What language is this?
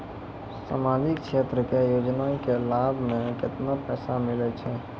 Maithili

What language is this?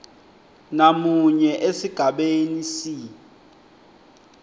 Swati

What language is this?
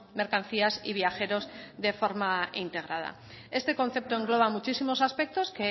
Spanish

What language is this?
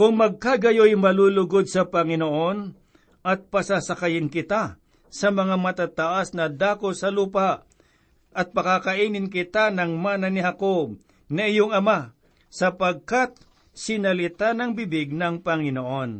Filipino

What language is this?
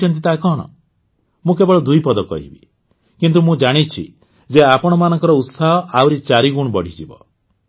Odia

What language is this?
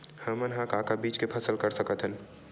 Chhattisgarhi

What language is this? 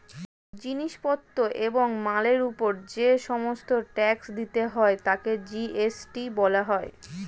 Bangla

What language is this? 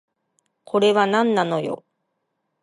Japanese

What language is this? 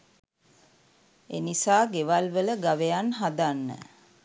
Sinhala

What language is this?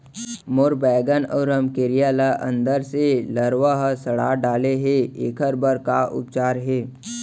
Chhattisgarhi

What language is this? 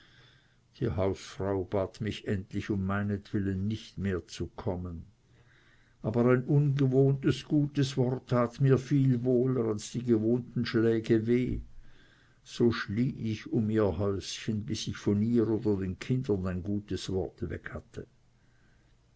German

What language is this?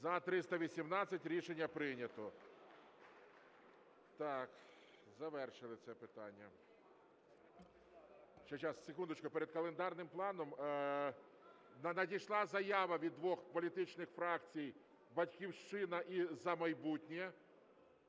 Ukrainian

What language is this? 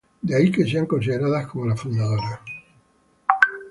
Spanish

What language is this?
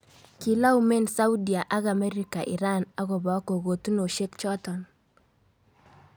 Kalenjin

